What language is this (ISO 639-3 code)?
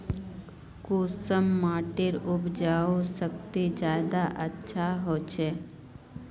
mag